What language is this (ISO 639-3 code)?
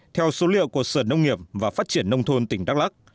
vie